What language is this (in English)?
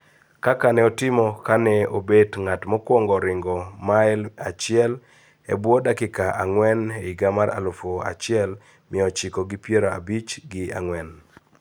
Luo (Kenya and Tanzania)